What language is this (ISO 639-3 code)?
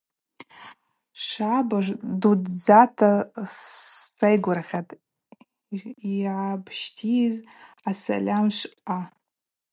abq